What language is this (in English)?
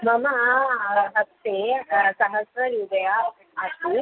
Sanskrit